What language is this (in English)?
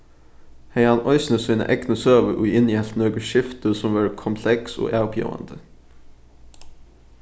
Faroese